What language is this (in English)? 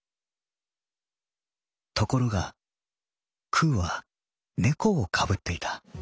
Japanese